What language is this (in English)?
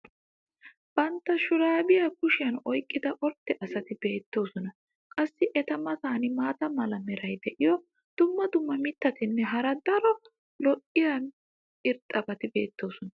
Wolaytta